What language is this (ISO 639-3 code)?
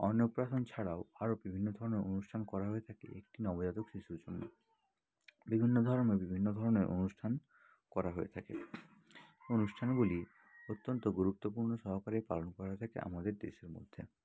ben